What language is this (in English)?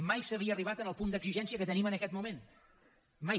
Catalan